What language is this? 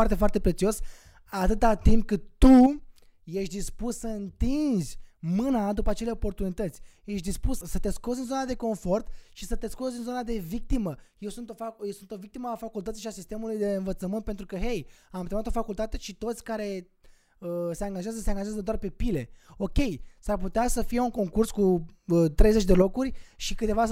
Romanian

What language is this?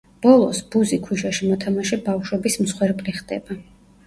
Georgian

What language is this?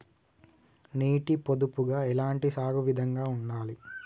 Telugu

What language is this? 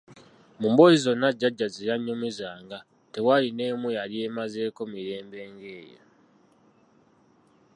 Ganda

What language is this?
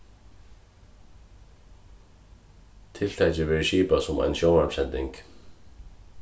Faroese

